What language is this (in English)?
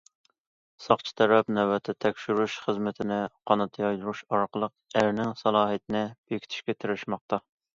Uyghur